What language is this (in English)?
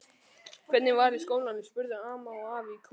Icelandic